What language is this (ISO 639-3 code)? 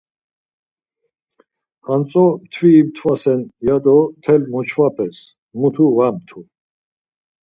lzz